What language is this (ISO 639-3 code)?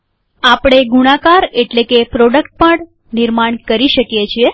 guj